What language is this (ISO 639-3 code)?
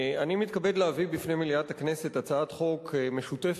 heb